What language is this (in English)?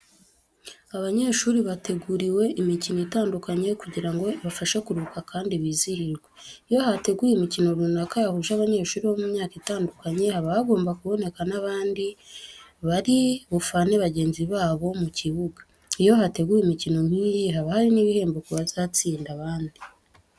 Kinyarwanda